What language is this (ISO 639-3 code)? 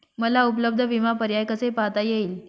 mar